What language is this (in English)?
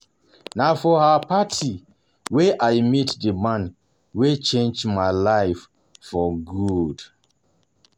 Nigerian Pidgin